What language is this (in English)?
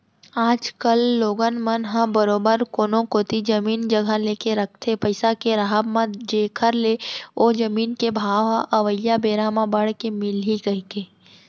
Chhattisgarhi